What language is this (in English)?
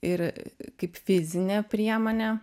Lithuanian